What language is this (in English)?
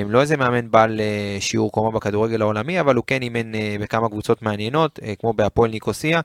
Hebrew